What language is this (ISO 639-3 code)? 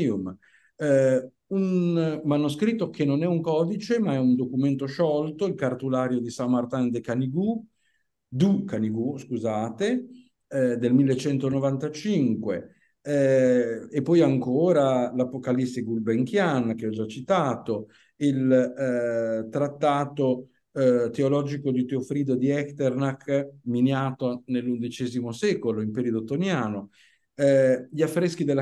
ita